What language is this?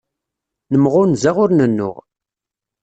Kabyle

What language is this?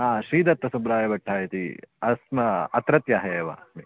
Sanskrit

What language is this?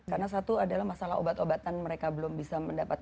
Indonesian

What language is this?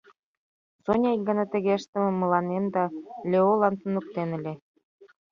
Mari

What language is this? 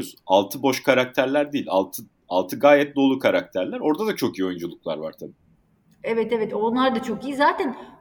Turkish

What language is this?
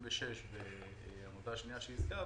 Hebrew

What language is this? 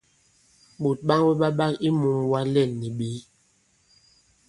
Bankon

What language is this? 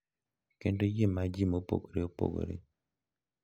Luo (Kenya and Tanzania)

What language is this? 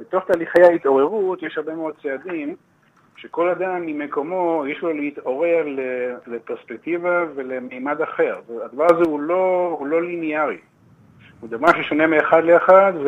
Hebrew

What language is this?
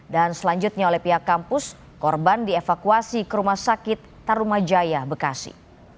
Indonesian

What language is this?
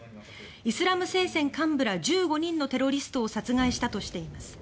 Japanese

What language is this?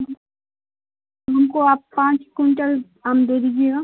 Urdu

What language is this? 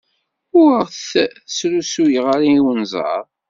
Kabyle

